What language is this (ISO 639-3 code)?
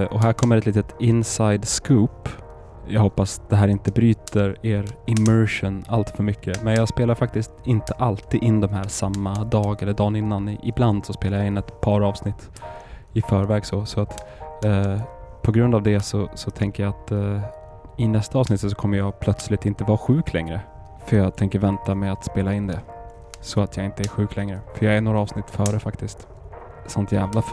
swe